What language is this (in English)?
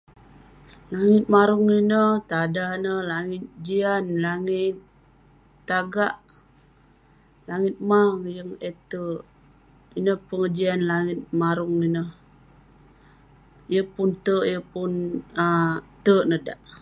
Western Penan